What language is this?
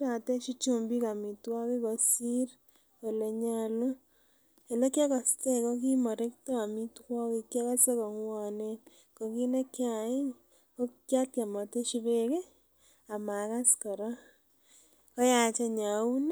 Kalenjin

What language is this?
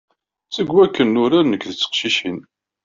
Kabyle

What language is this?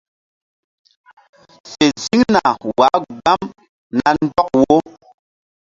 Mbum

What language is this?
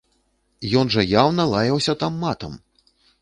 Belarusian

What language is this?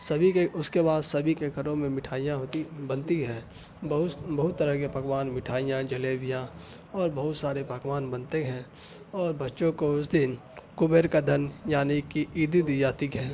Urdu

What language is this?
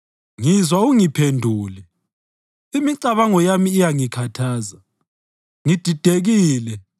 North Ndebele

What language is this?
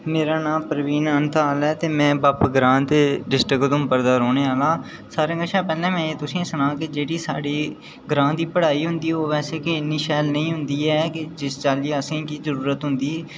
Dogri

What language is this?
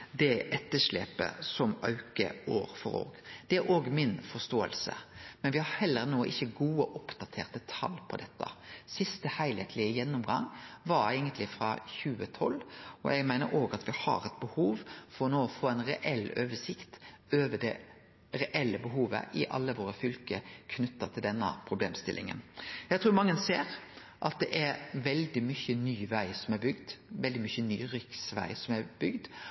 Norwegian Nynorsk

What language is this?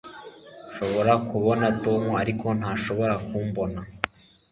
Kinyarwanda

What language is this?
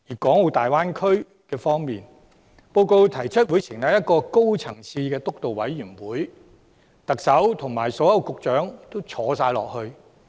Cantonese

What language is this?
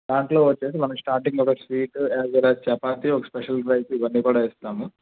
Telugu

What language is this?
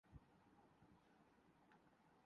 Urdu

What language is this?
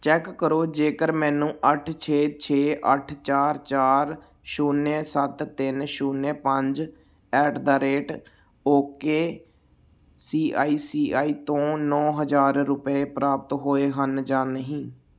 Punjabi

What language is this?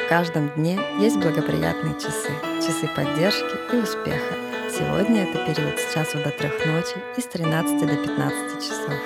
Russian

